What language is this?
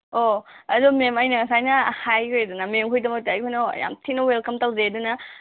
Manipuri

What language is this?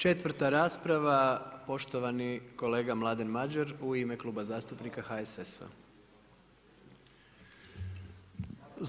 Croatian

